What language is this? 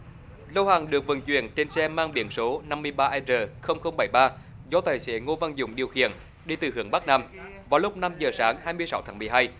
Vietnamese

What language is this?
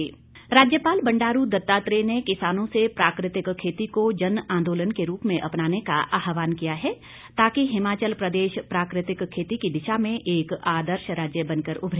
Hindi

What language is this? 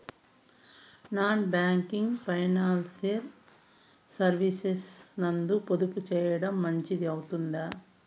Telugu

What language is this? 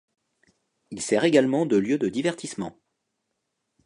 French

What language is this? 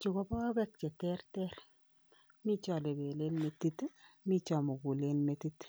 Kalenjin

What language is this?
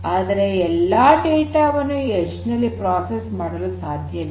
Kannada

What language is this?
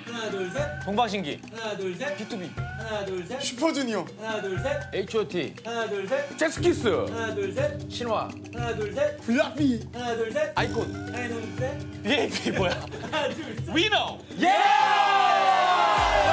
Korean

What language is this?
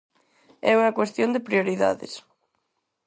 Galician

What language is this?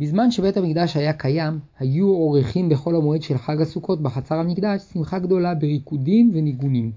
Hebrew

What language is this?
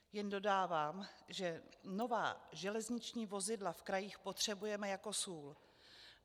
Czech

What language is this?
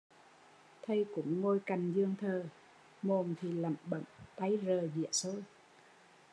Vietnamese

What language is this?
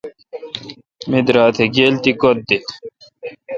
Kalkoti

